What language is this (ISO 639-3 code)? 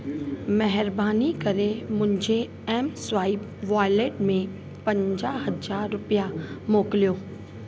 snd